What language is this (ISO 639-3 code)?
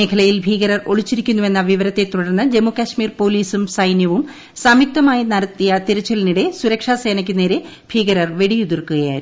mal